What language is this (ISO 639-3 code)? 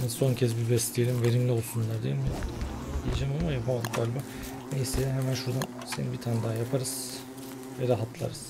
tur